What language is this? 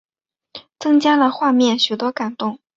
Chinese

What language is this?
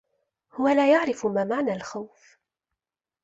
Arabic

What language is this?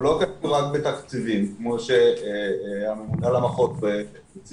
Hebrew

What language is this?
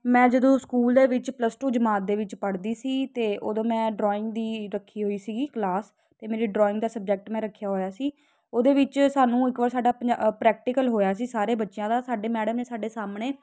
Punjabi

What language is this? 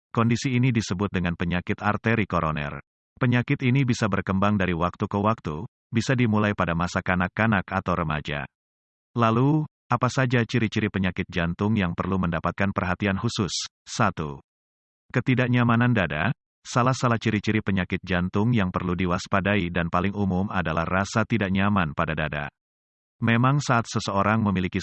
Indonesian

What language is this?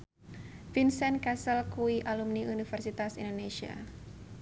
Javanese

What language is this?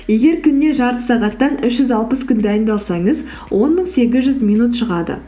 Kazakh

